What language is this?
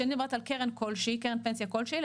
Hebrew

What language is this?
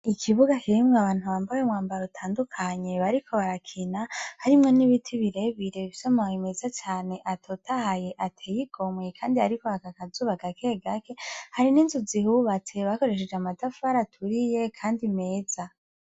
Rundi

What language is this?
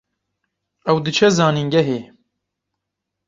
Kurdish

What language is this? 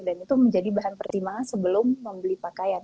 Indonesian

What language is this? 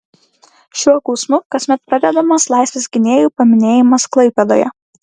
Lithuanian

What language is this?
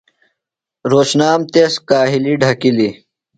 Phalura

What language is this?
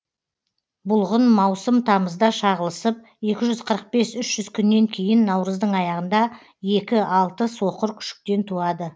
Kazakh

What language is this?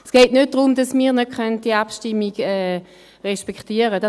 Swiss German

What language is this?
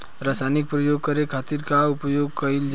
Bhojpuri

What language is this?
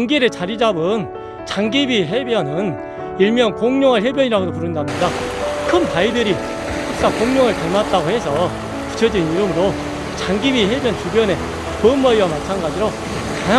Korean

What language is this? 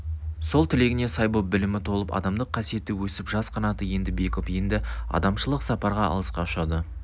Kazakh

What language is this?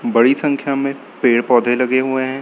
Hindi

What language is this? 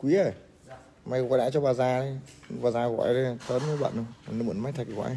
Vietnamese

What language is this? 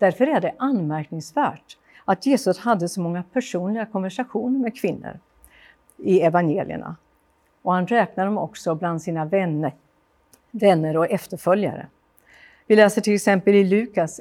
Swedish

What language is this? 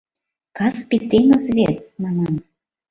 Mari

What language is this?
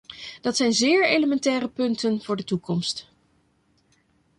Dutch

